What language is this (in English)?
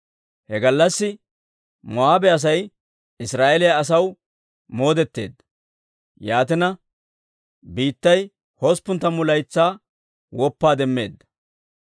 Dawro